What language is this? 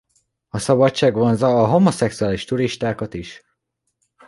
Hungarian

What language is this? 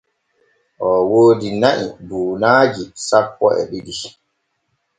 Borgu Fulfulde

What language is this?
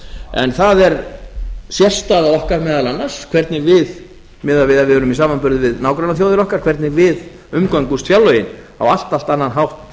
Icelandic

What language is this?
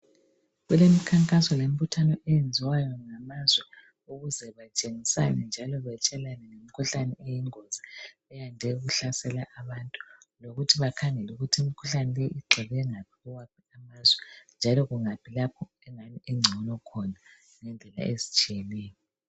North Ndebele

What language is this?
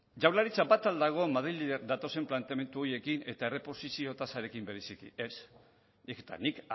Basque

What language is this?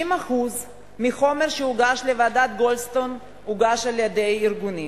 Hebrew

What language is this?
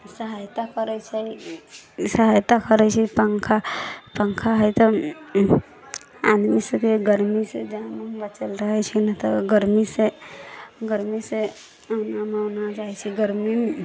Maithili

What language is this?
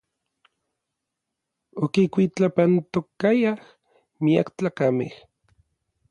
Orizaba Nahuatl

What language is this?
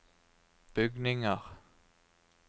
Norwegian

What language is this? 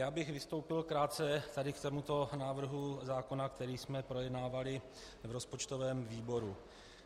Czech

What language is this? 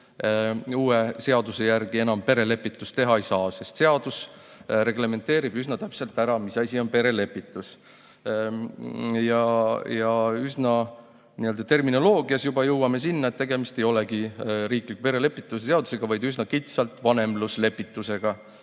Estonian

